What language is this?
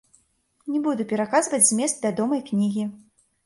Belarusian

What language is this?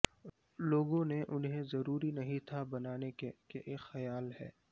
Urdu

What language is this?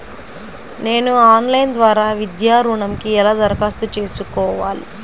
Telugu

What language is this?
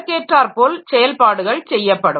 Tamil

